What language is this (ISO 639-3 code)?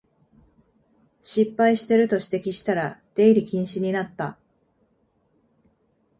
jpn